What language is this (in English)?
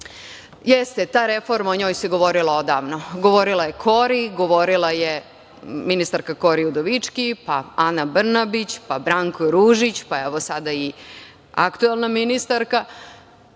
Serbian